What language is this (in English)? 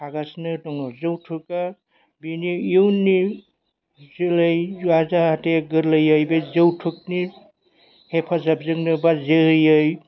Bodo